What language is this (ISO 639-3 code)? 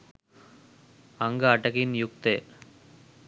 sin